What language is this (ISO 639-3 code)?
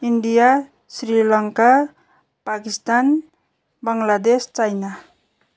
nep